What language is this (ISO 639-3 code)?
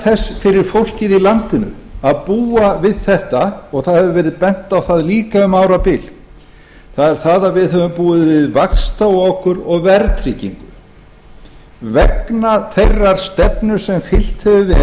isl